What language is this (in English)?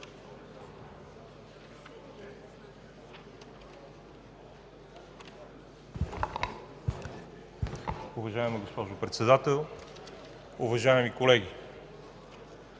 Bulgarian